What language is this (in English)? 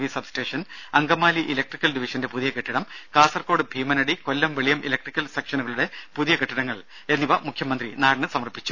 Malayalam